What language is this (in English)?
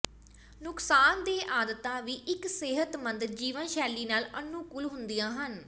Punjabi